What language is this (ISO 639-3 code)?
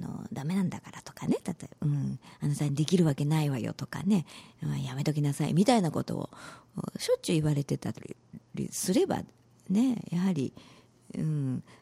jpn